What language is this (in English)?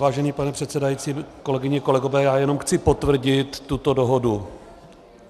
Czech